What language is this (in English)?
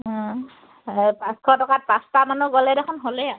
Assamese